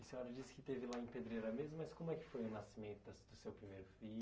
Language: Portuguese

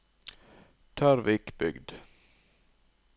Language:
Norwegian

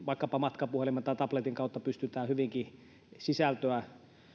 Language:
Finnish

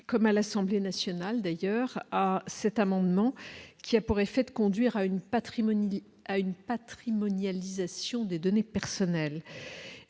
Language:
French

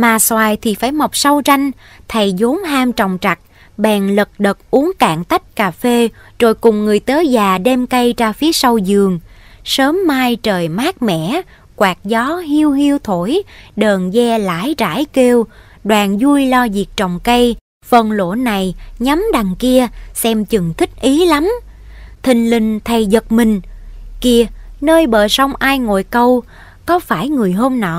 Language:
Vietnamese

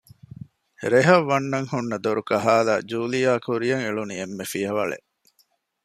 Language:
Divehi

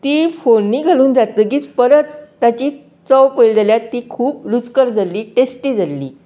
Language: Konkani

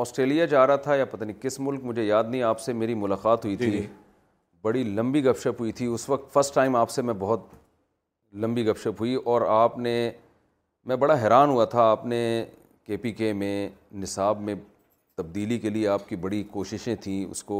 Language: Urdu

